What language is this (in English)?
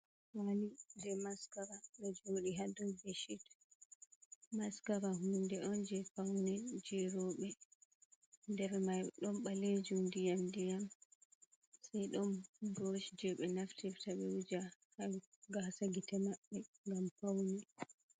Fula